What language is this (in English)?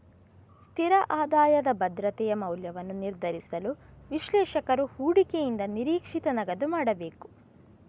Kannada